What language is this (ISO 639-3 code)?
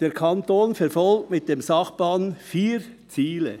gsw